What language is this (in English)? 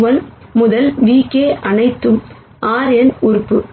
Tamil